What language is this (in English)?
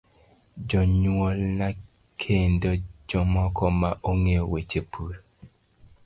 Luo (Kenya and Tanzania)